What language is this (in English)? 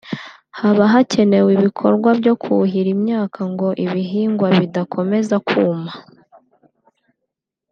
Kinyarwanda